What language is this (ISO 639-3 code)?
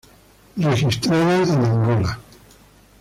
spa